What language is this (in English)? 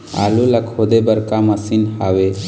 Chhattisgarhi